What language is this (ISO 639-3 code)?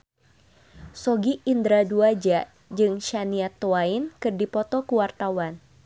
sun